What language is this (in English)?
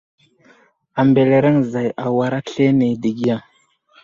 Wuzlam